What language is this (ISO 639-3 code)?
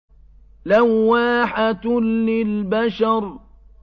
ara